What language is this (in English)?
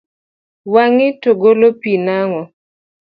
Luo (Kenya and Tanzania)